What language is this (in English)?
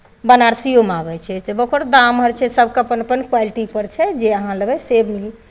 Maithili